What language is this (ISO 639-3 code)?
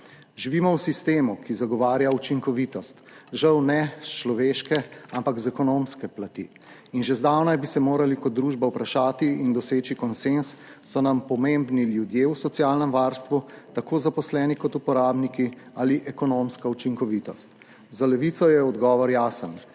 slv